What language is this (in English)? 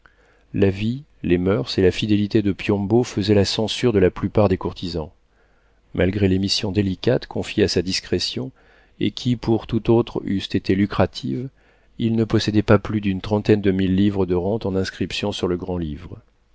French